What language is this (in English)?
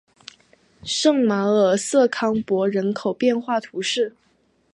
Chinese